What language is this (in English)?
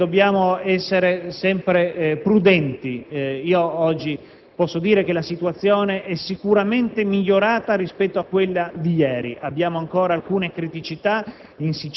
Italian